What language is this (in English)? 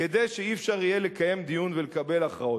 Hebrew